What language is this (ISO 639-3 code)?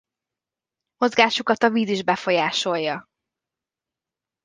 hun